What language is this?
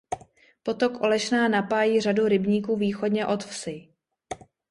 Czech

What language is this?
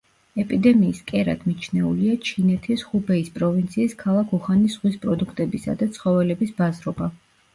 Georgian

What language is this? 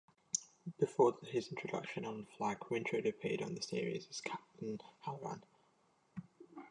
English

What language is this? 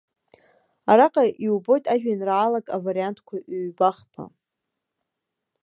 Abkhazian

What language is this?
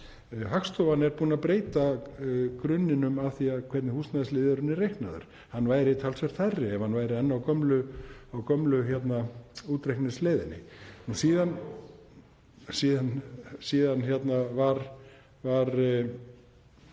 Icelandic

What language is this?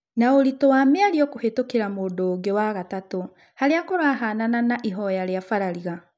Kikuyu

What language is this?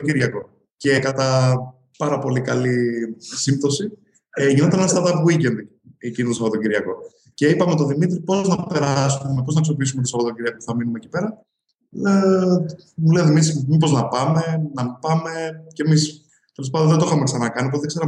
Greek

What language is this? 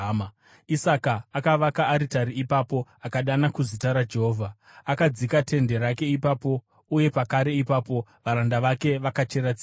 Shona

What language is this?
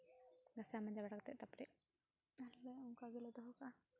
Santali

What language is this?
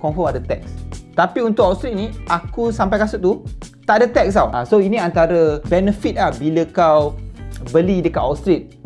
Malay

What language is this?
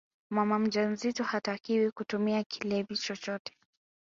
Swahili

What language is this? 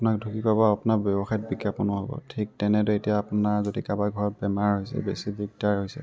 Assamese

